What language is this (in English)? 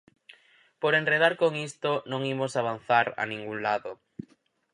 Galician